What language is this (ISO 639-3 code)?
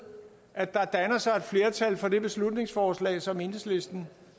dan